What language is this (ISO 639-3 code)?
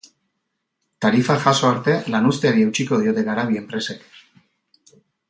eus